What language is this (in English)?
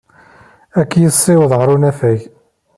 Kabyle